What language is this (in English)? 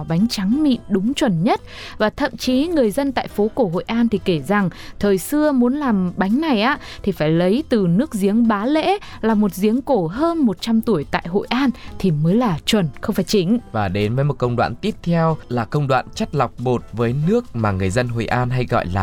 Vietnamese